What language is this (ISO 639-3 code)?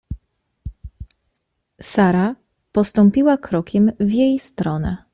pol